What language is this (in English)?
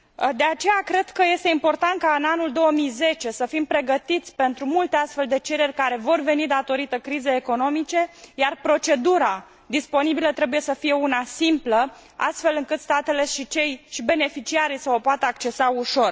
Romanian